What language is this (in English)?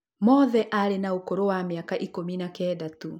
Kikuyu